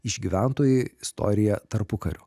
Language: Lithuanian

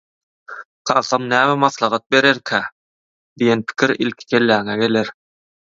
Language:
Turkmen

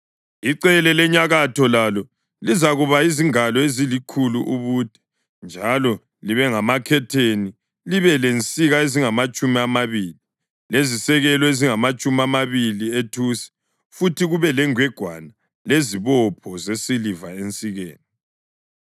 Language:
North Ndebele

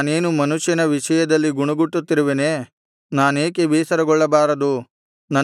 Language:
Kannada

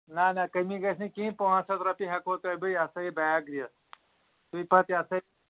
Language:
Kashmiri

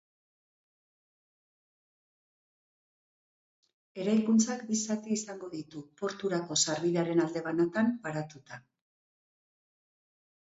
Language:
Basque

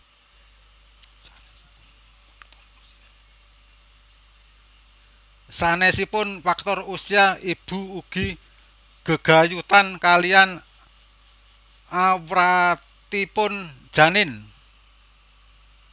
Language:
Javanese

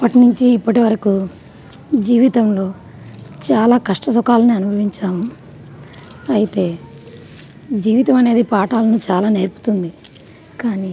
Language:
Telugu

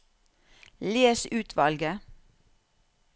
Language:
Norwegian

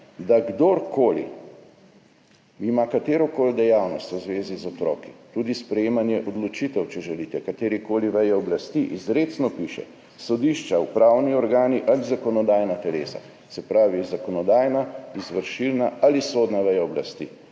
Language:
Slovenian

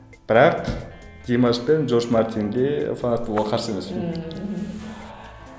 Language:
Kazakh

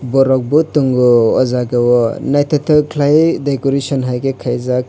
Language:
Kok Borok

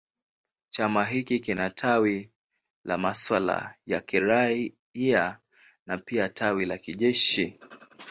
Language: Swahili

